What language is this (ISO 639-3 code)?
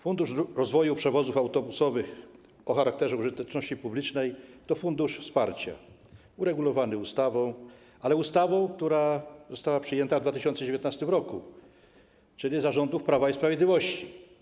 pol